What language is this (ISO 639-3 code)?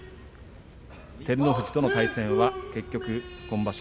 jpn